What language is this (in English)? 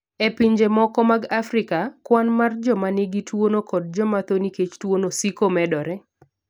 Luo (Kenya and Tanzania)